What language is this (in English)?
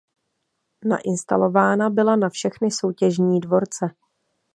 Czech